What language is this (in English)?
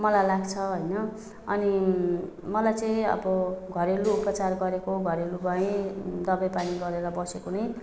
Nepali